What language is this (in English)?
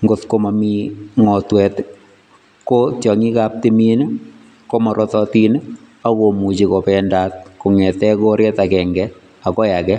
Kalenjin